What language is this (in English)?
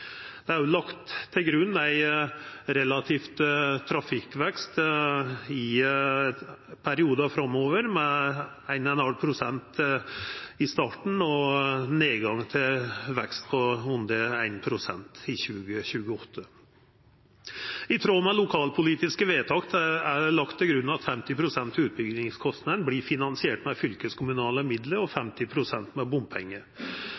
Norwegian Nynorsk